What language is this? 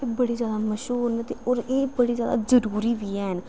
Dogri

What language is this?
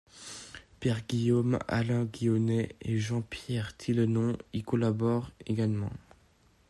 French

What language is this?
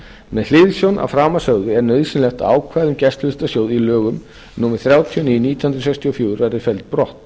Icelandic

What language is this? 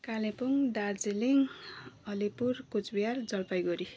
Nepali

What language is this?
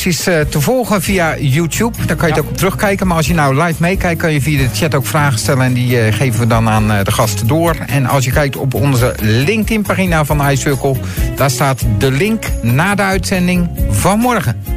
Dutch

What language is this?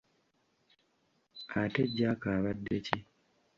Ganda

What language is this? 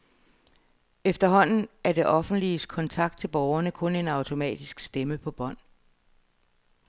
Danish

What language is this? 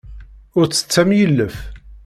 Kabyle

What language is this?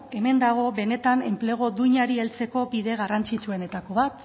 Basque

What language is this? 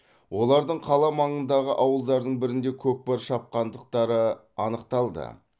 Kazakh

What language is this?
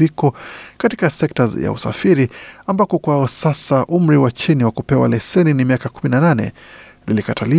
Swahili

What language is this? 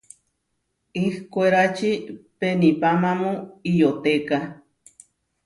Huarijio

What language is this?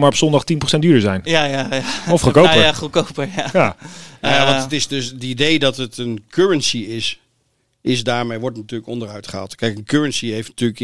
Dutch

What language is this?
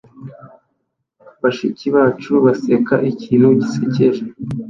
Kinyarwanda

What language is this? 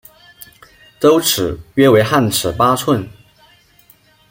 Chinese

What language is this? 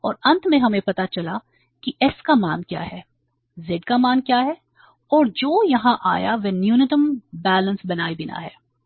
Hindi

